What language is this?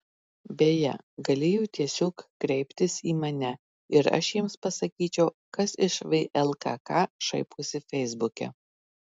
Lithuanian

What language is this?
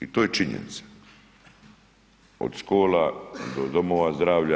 Croatian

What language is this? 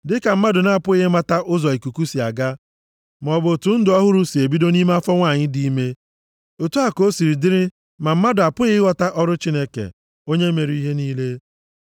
Igbo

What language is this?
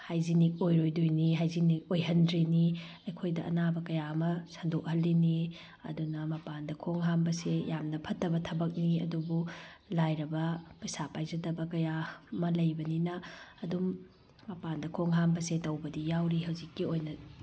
Manipuri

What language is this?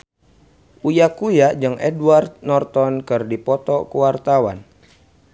Sundanese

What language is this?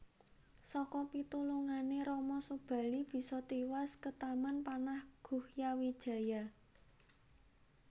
Javanese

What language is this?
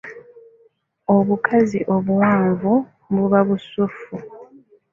Ganda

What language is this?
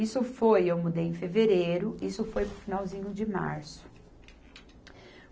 Portuguese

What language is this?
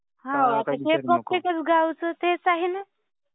Marathi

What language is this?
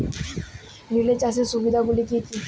Bangla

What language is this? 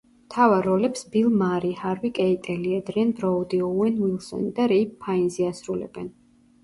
Georgian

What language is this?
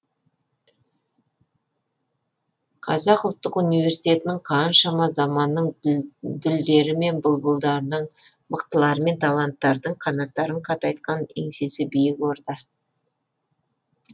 Kazakh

